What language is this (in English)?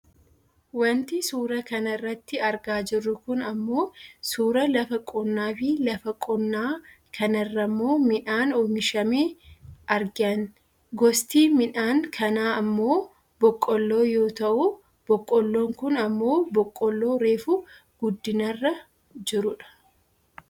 Oromo